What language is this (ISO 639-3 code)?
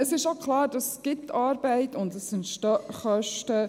gsw